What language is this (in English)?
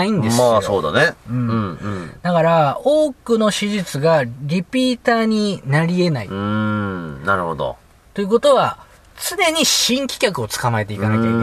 Japanese